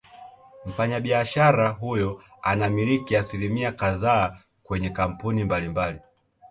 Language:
Swahili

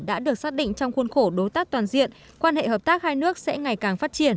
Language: Vietnamese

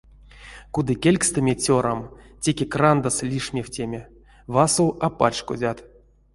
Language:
Erzya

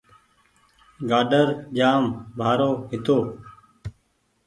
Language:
Goaria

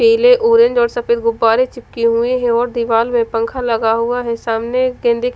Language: Hindi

